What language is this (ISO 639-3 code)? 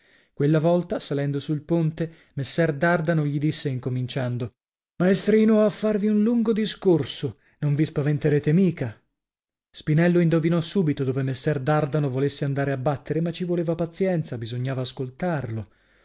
ita